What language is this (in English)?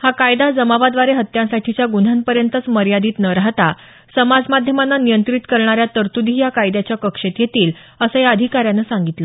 Marathi